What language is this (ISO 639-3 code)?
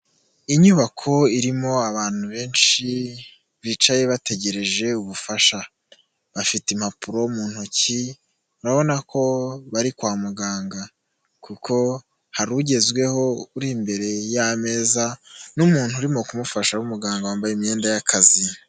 kin